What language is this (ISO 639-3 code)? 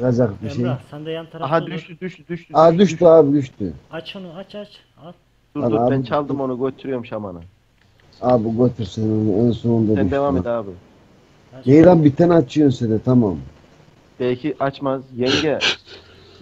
tur